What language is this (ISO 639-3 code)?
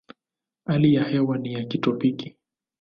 swa